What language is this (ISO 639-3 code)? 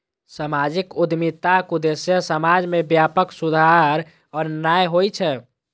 mai